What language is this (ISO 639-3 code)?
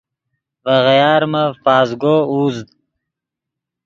ydg